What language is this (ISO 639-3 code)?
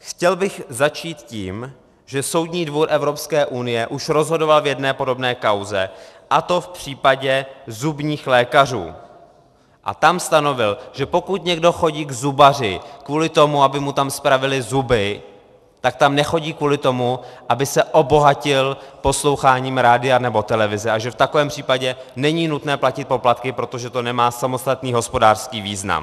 ces